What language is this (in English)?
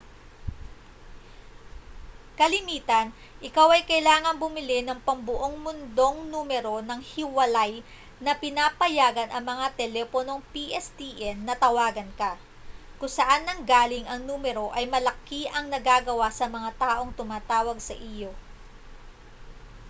Filipino